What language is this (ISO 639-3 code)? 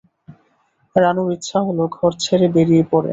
ben